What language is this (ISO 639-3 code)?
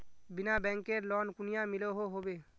mag